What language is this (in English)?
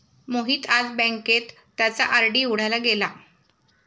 Marathi